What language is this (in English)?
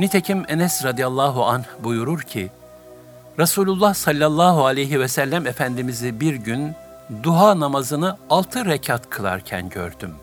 Turkish